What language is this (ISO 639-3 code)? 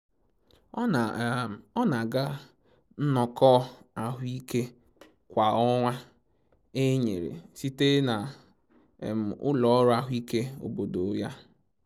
ibo